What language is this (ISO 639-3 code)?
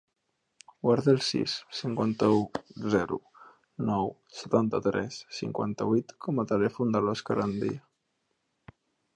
cat